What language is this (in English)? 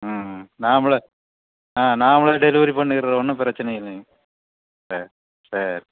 Tamil